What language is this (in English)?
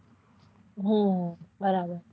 Gujarati